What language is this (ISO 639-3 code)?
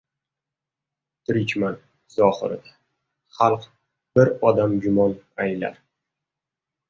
uzb